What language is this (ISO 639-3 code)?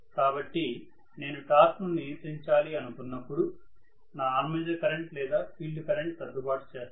tel